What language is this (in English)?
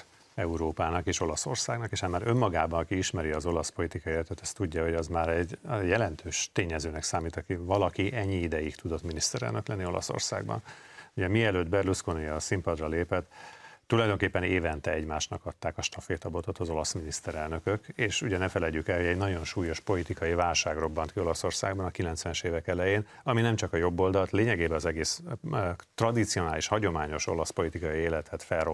Hungarian